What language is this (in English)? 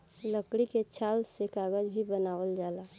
Bhojpuri